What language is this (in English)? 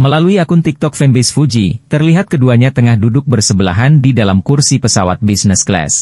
Indonesian